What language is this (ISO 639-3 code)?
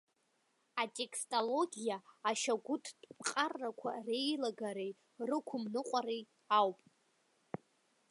abk